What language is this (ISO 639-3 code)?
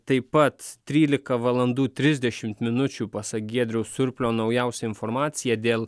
lit